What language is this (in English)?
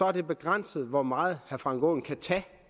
Danish